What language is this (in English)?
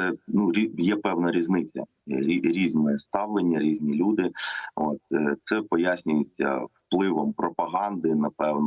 Ukrainian